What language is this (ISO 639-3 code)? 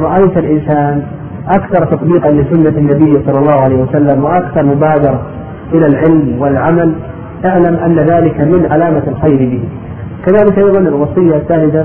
ara